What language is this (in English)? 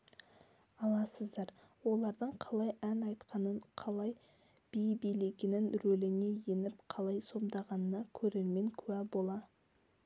Kazakh